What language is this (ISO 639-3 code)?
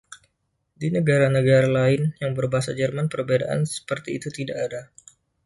ind